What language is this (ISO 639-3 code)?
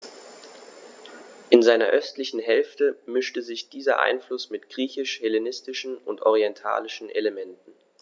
deu